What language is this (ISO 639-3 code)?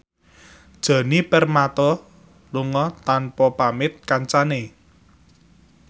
jav